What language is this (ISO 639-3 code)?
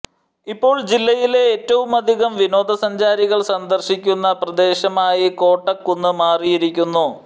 mal